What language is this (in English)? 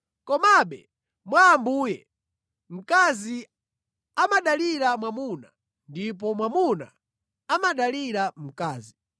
Nyanja